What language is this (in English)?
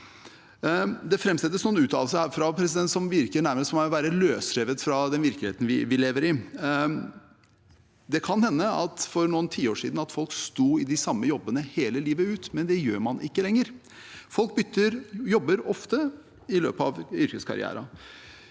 Norwegian